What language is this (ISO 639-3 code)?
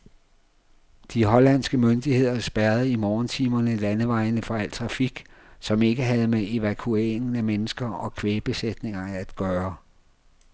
dan